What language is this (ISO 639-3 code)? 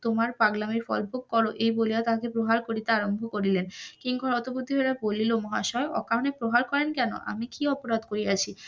ben